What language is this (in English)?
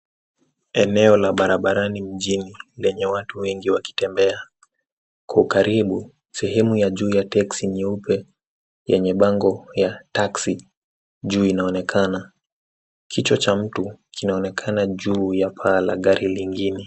Swahili